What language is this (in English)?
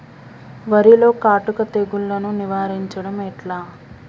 Telugu